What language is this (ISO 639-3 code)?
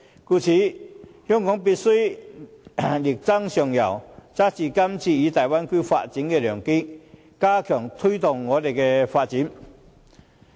yue